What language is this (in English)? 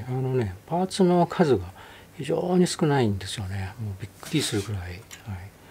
Japanese